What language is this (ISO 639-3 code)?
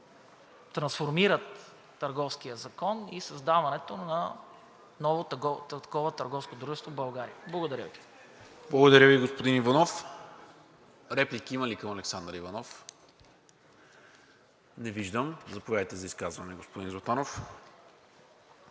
bul